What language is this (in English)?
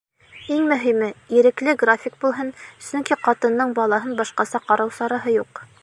Bashkir